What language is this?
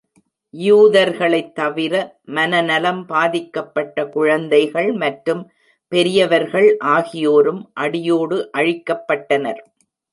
Tamil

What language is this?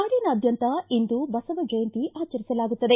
Kannada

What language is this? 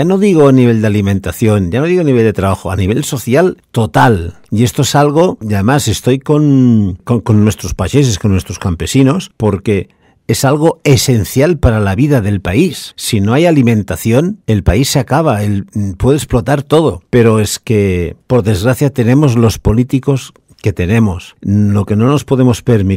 Spanish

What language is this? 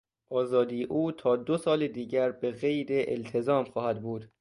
Persian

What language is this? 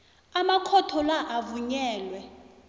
South Ndebele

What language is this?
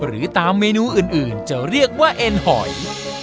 Thai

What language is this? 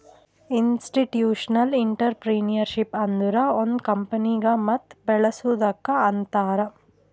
Kannada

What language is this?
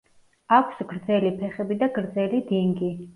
Georgian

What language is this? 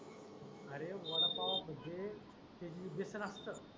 Marathi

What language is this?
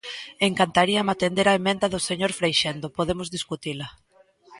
Galician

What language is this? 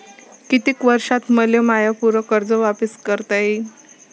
Marathi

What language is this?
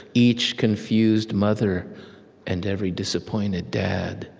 English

